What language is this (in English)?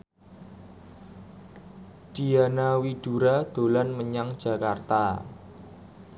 Javanese